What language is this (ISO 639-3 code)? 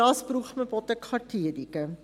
gsw